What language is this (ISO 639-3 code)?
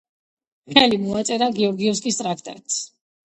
kat